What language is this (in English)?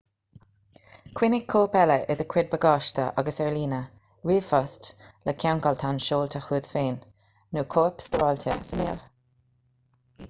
Irish